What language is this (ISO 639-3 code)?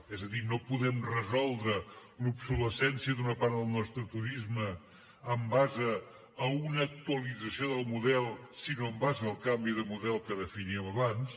cat